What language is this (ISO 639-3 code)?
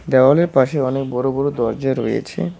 ben